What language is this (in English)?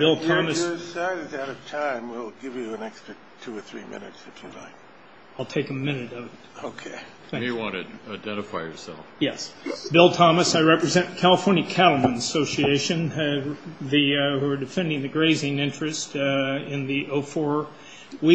English